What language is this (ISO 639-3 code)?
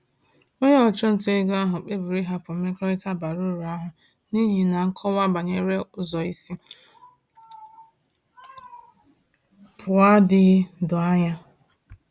ibo